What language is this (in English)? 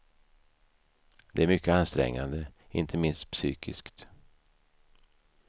Swedish